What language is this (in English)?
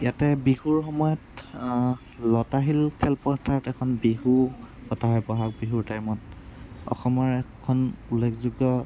Assamese